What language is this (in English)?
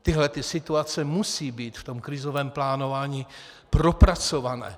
Czech